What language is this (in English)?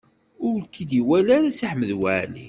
Kabyle